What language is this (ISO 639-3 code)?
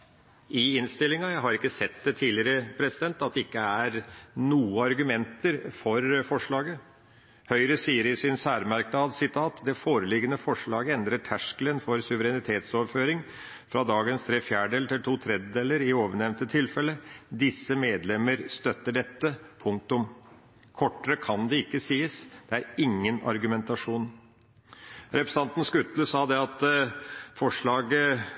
nob